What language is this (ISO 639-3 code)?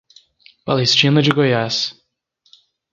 por